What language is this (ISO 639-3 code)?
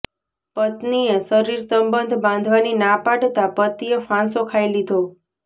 guj